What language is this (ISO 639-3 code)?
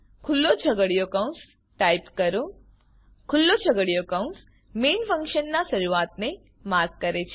guj